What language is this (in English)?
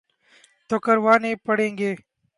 Urdu